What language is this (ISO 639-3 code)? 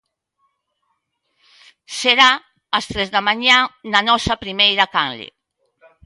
glg